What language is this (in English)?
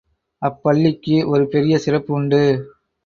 Tamil